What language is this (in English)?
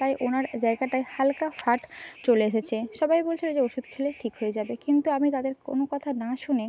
Bangla